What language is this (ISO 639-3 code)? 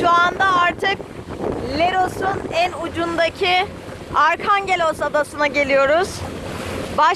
tur